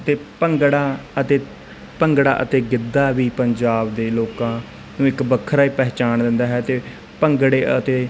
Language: Punjabi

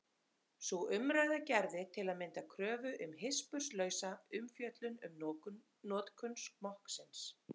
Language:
Icelandic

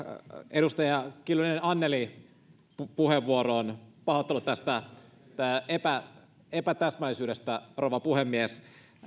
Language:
Finnish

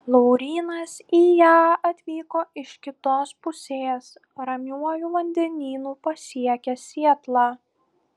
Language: Lithuanian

